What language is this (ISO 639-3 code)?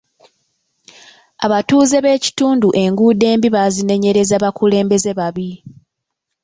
lug